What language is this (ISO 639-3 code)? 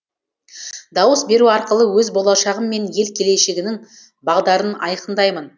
kaz